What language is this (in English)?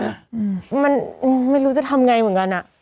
Thai